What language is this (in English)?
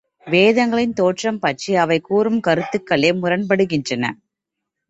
Tamil